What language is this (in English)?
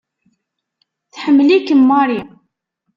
Kabyle